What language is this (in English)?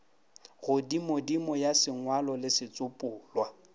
Northern Sotho